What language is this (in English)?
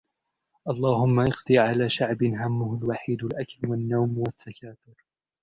Arabic